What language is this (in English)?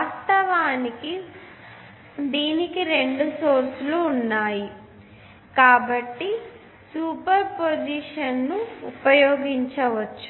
Telugu